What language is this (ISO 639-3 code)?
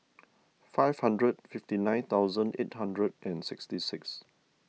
eng